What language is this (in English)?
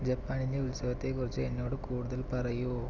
Malayalam